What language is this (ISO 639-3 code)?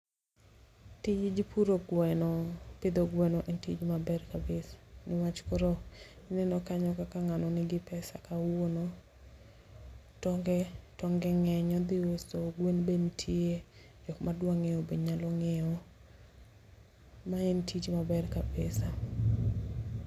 luo